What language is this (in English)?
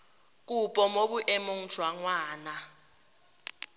Tswana